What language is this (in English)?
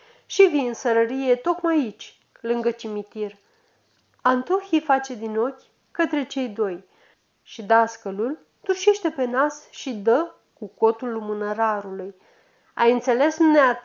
Romanian